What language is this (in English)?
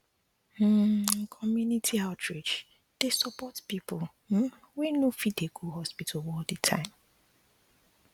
Nigerian Pidgin